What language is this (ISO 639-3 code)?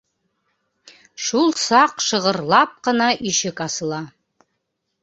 bak